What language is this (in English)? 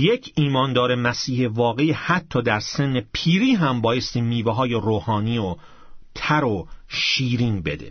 Persian